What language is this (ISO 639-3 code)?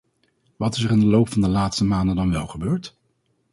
nld